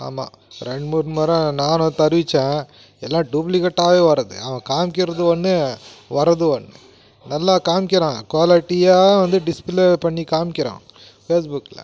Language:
Tamil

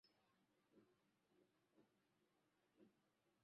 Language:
Swahili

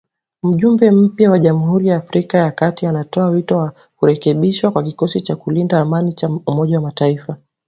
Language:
Swahili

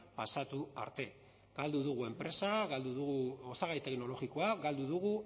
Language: Basque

